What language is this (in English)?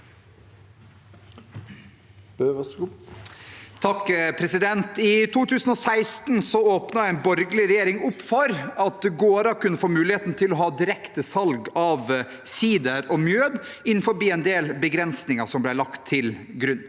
Norwegian